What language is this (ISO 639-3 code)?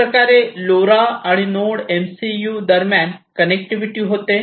mar